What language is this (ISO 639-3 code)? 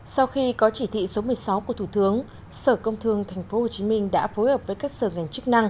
vie